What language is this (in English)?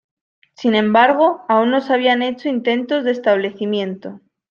Spanish